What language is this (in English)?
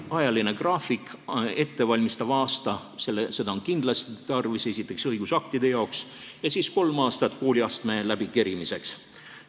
Estonian